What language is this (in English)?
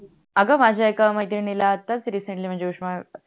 Marathi